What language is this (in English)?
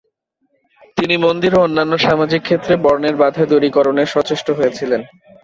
Bangla